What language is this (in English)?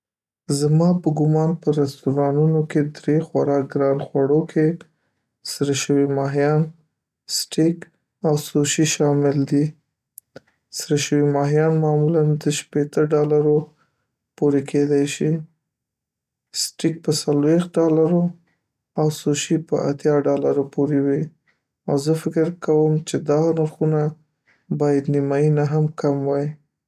Pashto